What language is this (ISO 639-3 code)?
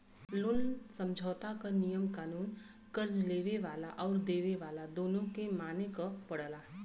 bho